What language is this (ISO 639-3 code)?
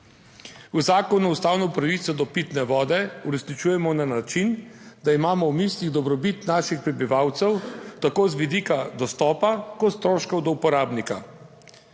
slv